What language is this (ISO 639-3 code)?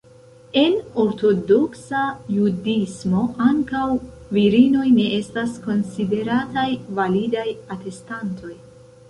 epo